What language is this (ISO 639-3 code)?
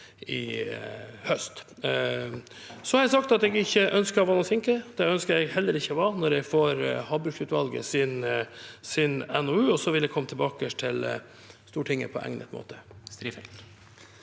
nor